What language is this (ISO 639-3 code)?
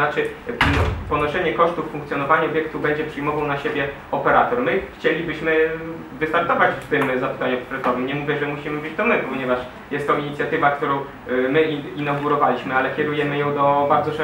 pol